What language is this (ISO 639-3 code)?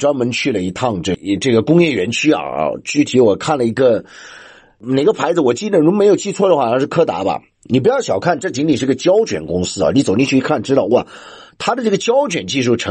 zho